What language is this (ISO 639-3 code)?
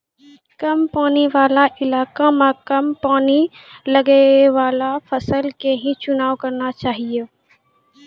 mai